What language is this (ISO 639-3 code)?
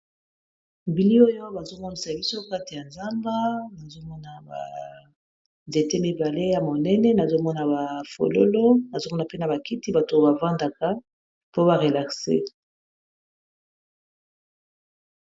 lin